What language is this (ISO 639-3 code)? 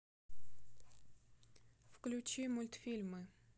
rus